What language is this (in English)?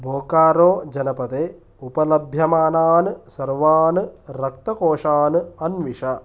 Sanskrit